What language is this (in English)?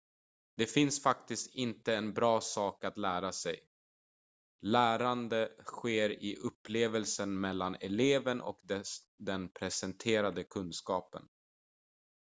Swedish